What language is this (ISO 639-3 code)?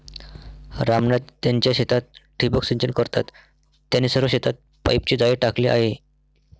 mar